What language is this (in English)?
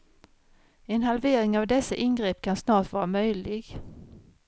Swedish